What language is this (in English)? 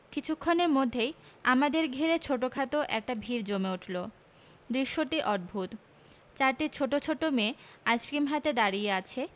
Bangla